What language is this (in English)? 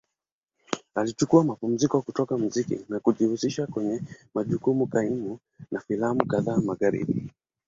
Swahili